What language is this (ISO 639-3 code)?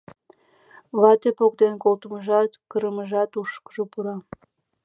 chm